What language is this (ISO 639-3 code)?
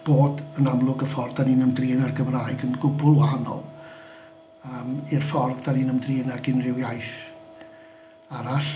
cym